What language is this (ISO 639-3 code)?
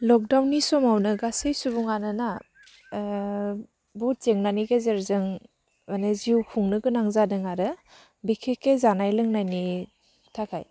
brx